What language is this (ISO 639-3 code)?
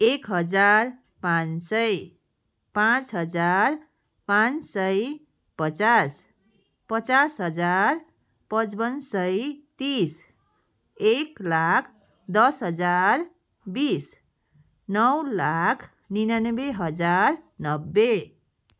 nep